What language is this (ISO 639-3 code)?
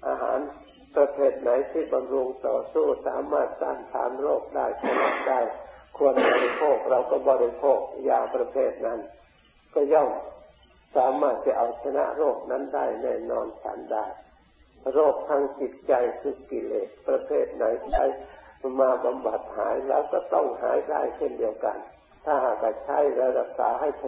tha